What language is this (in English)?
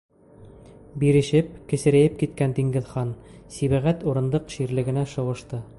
Bashkir